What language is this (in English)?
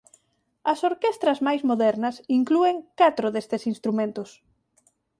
Galician